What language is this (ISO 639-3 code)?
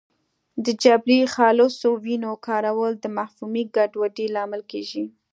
pus